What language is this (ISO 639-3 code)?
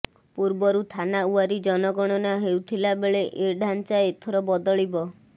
ori